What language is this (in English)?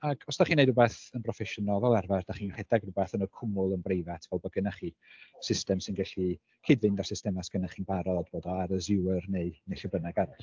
Welsh